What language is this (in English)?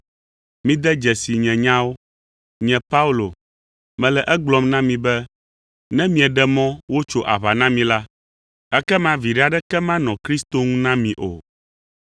Ewe